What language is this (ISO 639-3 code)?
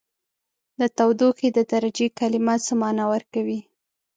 pus